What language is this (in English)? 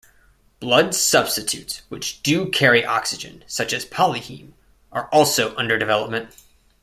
English